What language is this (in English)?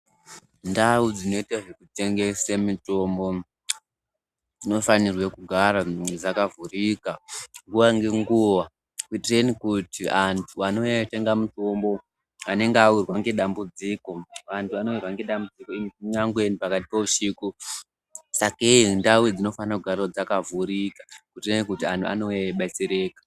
Ndau